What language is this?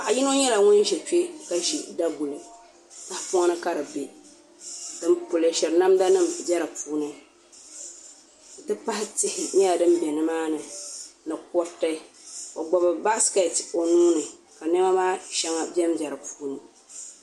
Dagbani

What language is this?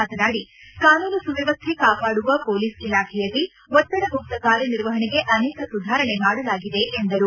Kannada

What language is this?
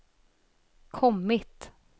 Swedish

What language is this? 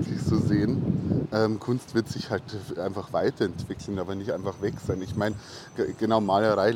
German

